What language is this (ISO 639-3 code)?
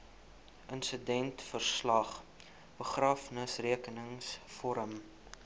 afr